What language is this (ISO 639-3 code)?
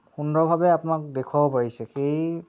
asm